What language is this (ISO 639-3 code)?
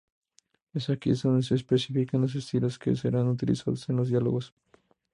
spa